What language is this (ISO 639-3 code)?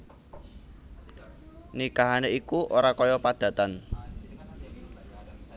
jav